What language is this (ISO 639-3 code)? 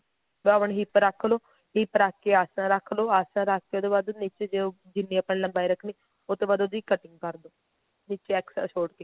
pan